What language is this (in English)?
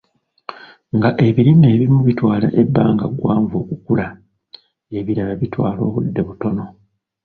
Ganda